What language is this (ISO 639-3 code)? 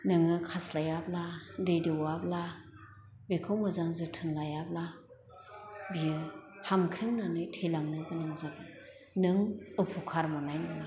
brx